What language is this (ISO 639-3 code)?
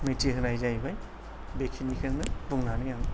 brx